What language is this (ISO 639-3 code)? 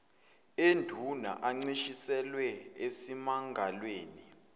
zul